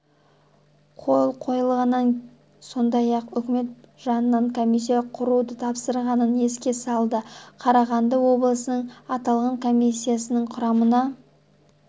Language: Kazakh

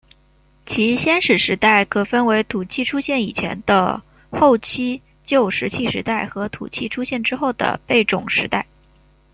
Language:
Chinese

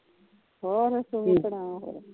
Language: Punjabi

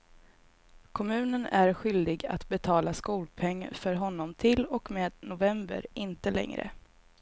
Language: Swedish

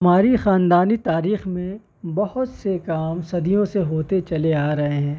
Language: Urdu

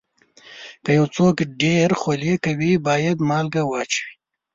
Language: Pashto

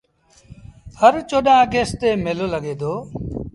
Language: Sindhi Bhil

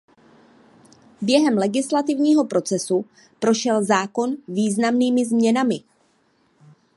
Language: Czech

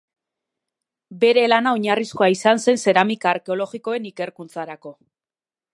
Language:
Basque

